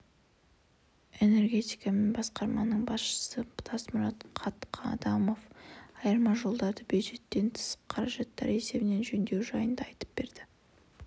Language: Kazakh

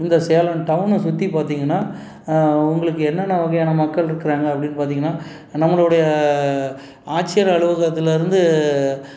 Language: Tamil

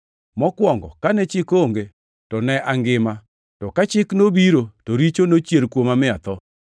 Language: Luo (Kenya and Tanzania)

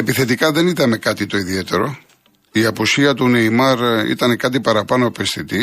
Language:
Greek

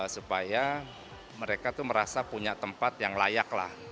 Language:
Indonesian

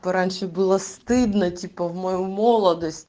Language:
Russian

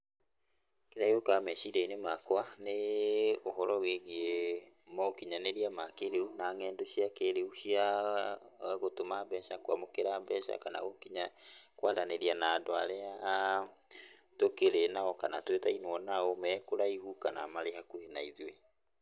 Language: Kikuyu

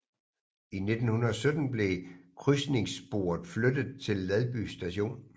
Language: Danish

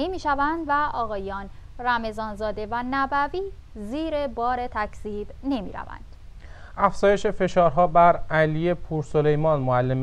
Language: Persian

